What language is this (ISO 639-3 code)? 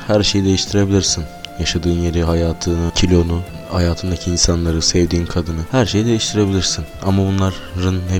tur